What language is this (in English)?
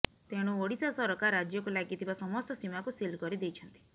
Odia